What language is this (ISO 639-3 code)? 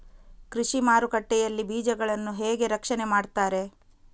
kan